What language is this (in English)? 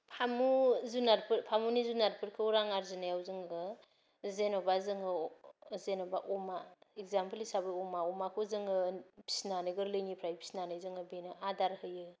Bodo